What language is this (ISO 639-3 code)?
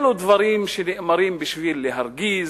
heb